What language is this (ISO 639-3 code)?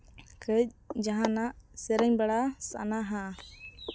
sat